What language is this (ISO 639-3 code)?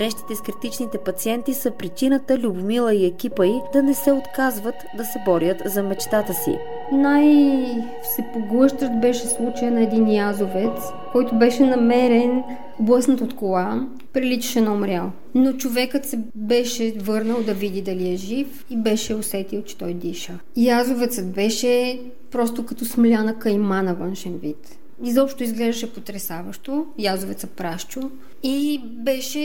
bul